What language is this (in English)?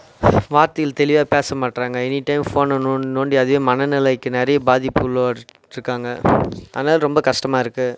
Tamil